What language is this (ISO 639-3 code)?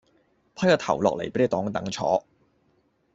yue